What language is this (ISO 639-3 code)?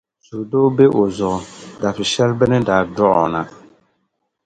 dag